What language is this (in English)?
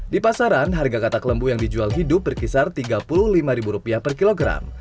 Indonesian